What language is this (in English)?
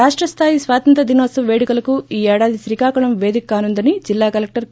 Telugu